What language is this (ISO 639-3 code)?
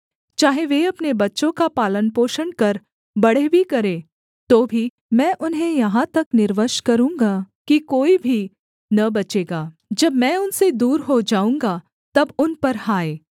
hin